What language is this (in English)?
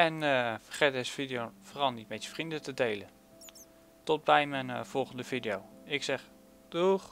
Dutch